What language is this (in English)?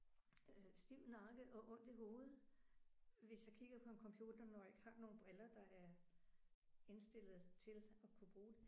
Danish